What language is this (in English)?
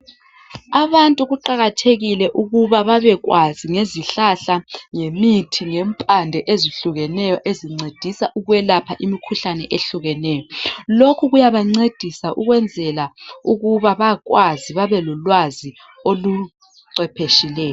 North Ndebele